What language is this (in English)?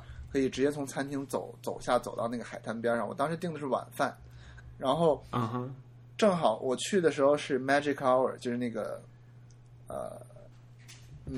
Chinese